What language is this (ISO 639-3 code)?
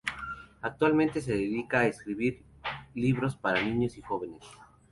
spa